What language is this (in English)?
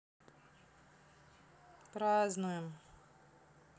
Russian